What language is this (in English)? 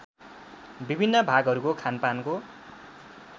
Nepali